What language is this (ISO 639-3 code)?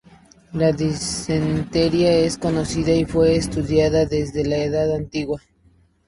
spa